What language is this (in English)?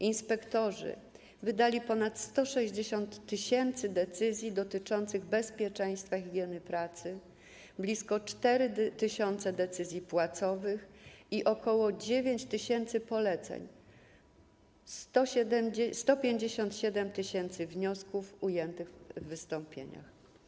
Polish